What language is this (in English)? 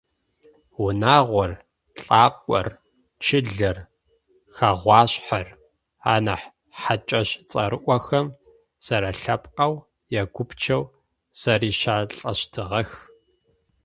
Adyghe